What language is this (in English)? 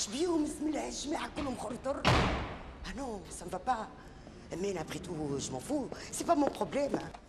Arabic